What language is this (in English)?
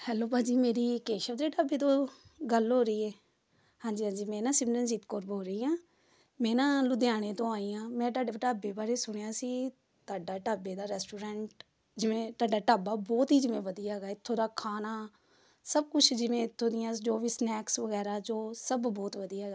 Punjabi